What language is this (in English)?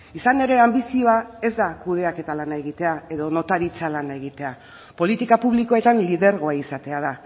Basque